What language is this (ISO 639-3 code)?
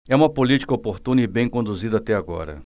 por